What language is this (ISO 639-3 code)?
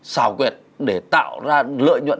vie